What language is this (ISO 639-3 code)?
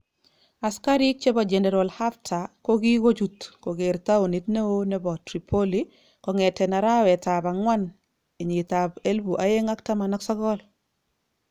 kln